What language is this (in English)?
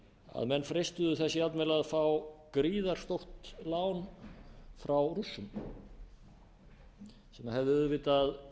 Icelandic